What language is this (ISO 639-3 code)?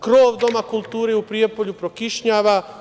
srp